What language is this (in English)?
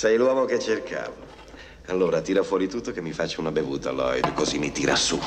Italian